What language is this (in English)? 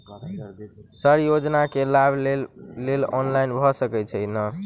Maithili